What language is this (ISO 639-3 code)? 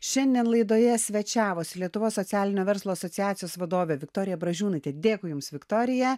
lit